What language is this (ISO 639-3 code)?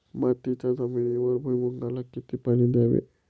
mar